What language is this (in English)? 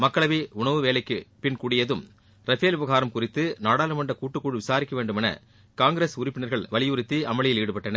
Tamil